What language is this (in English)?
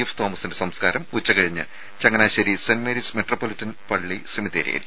Malayalam